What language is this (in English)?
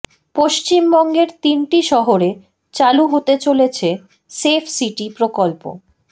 Bangla